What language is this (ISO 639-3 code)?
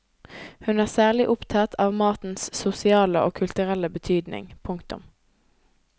nor